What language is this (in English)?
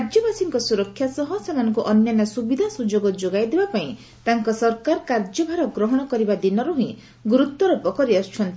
Odia